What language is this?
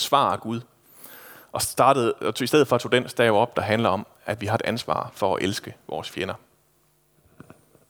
Danish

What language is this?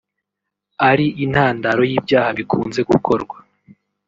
Kinyarwanda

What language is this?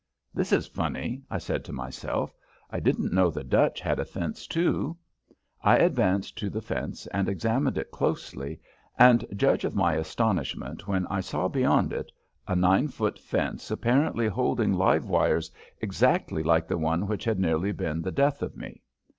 English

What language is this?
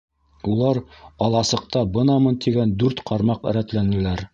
Bashkir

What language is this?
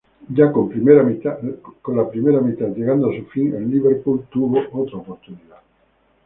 Spanish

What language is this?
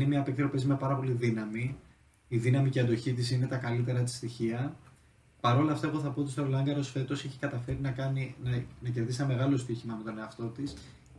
Greek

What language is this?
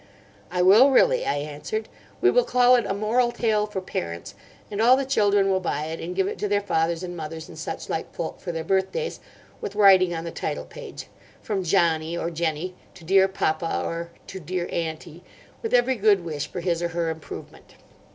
English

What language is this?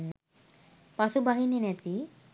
Sinhala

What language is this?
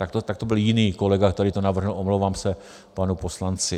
Czech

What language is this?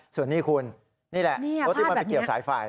Thai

